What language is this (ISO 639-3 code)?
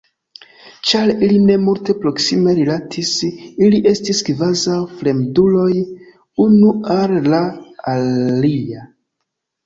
epo